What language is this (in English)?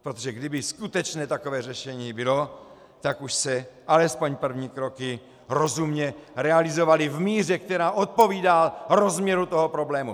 Czech